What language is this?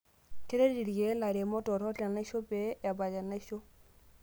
Masai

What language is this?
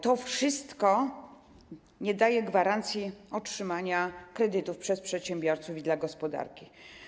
Polish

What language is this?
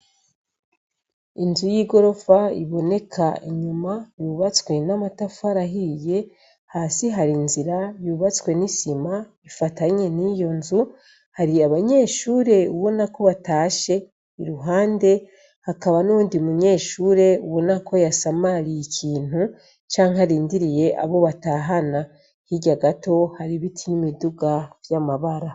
Rundi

